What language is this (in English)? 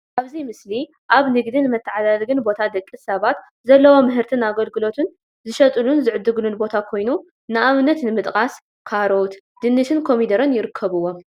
Tigrinya